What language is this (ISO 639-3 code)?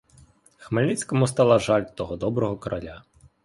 ukr